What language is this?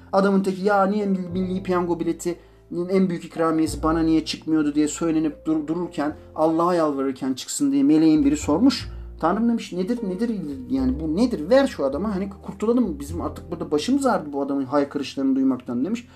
Turkish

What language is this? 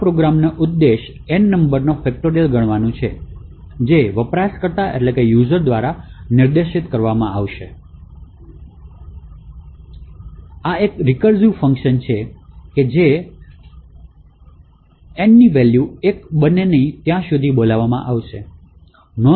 Gujarati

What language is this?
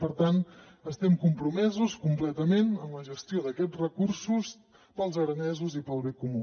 Catalan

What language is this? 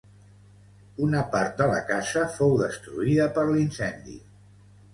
Catalan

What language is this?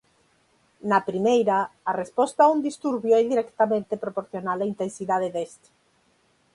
Galician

